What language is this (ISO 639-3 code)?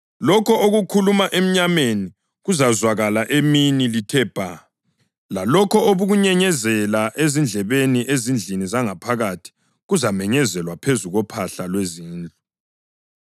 nde